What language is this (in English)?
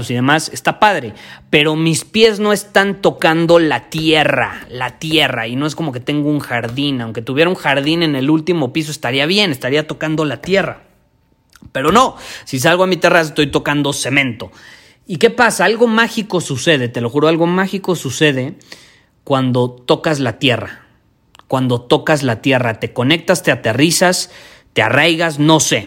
Spanish